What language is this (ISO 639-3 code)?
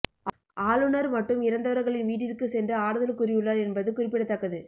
tam